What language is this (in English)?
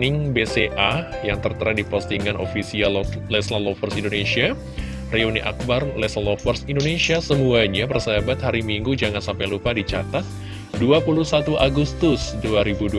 Indonesian